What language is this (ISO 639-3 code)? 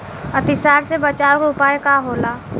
bho